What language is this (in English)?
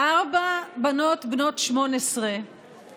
Hebrew